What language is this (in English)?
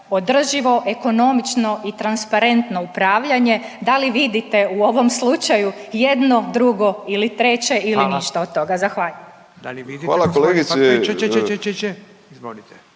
Croatian